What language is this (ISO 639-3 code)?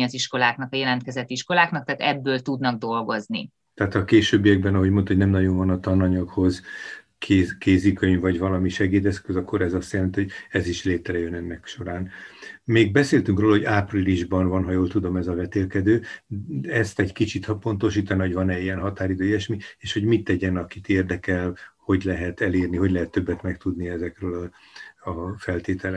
hun